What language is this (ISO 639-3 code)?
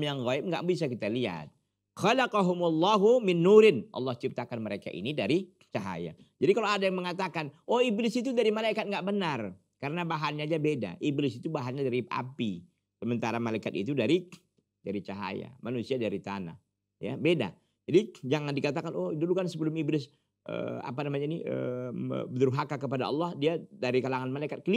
ind